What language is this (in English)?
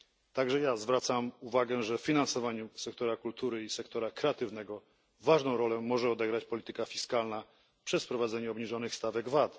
Polish